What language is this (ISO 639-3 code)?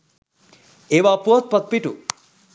sin